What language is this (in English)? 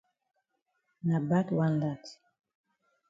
Cameroon Pidgin